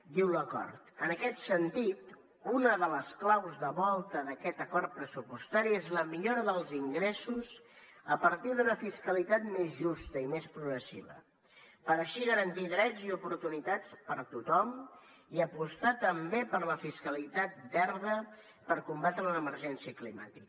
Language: Catalan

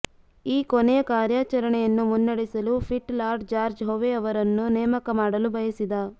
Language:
Kannada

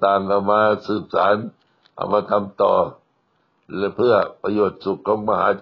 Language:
Thai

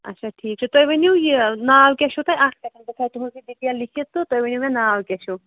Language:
Kashmiri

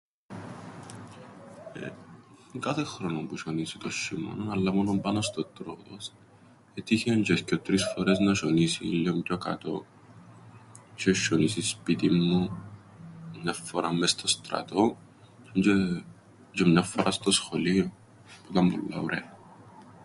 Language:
Greek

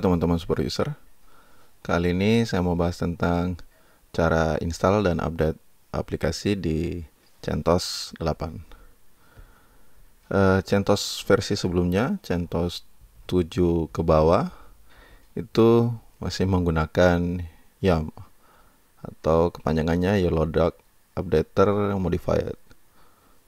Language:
Indonesian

